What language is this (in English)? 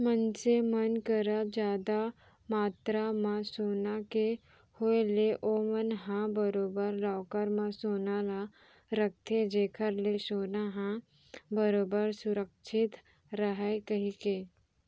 Chhattisgarhi